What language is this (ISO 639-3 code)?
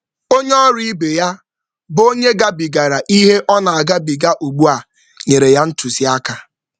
ibo